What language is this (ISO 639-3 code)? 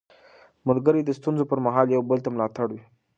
pus